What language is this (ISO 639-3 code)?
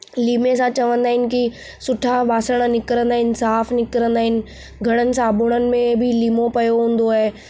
snd